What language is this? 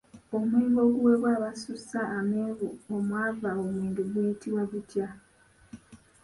Ganda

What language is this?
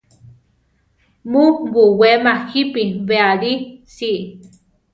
Central Tarahumara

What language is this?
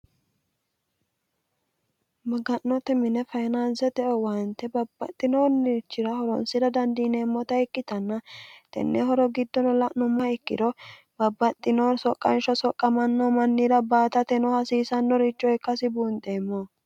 Sidamo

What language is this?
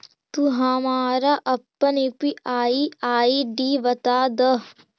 Magahi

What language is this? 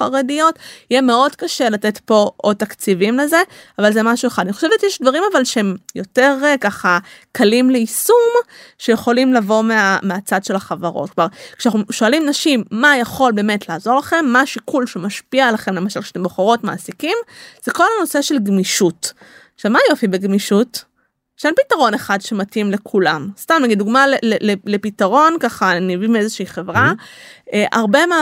Hebrew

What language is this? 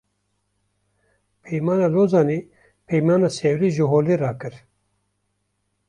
Kurdish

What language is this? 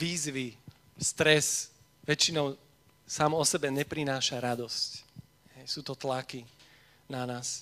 Slovak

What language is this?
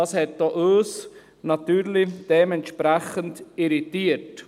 Swiss German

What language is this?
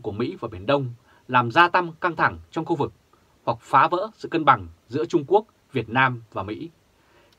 Vietnamese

